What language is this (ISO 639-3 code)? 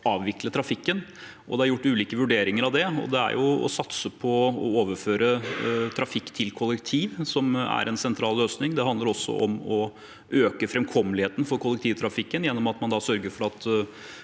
nor